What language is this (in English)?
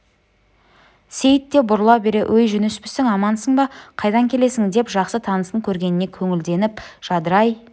Kazakh